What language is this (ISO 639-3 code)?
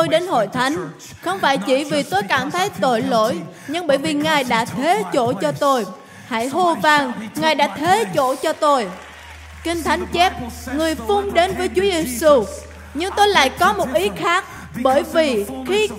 vie